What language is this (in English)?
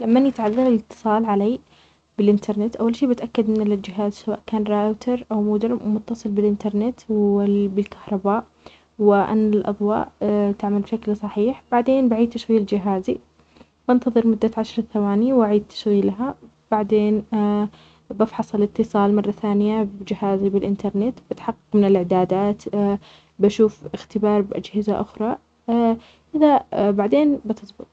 Omani Arabic